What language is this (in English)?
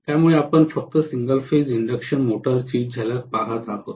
Marathi